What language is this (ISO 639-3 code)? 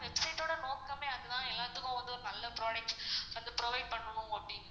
tam